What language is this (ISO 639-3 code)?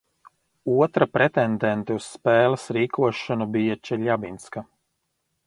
lav